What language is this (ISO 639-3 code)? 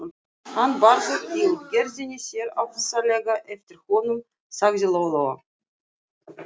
isl